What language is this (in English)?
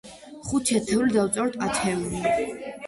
Georgian